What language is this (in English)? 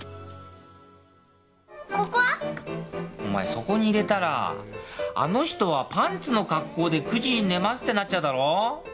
Japanese